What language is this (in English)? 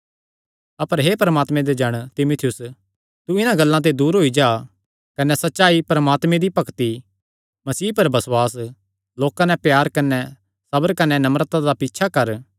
Kangri